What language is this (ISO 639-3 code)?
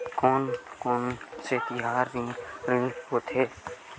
hne